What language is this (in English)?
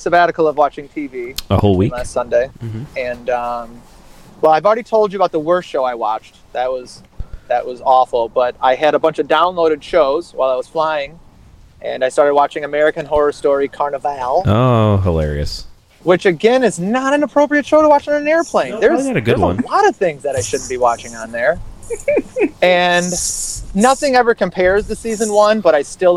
English